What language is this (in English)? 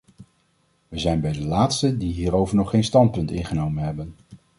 Dutch